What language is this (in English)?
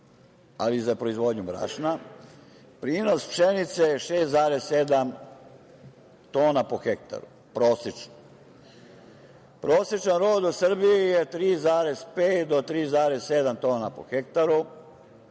Serbian